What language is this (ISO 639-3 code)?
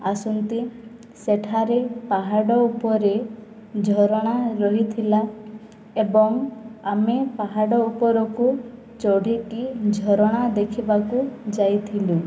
ori